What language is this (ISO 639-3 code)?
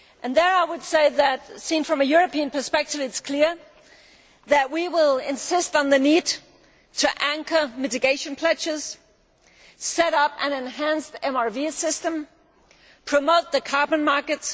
eng